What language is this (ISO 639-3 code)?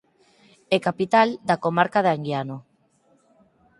glg